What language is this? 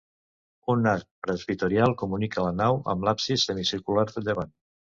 Catalan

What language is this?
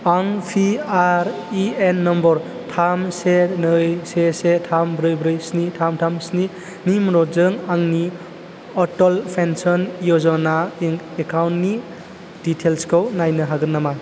Bodo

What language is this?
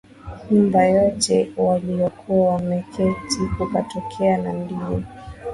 Swahili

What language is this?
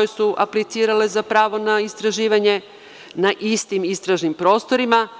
Serbian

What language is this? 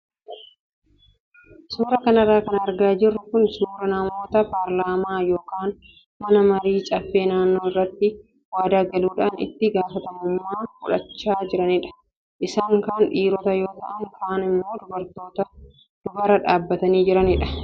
Oromo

